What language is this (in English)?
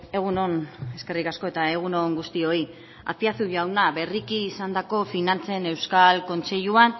Basque